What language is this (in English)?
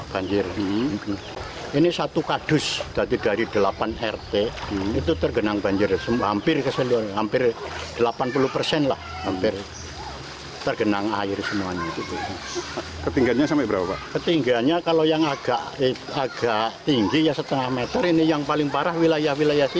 Indonesian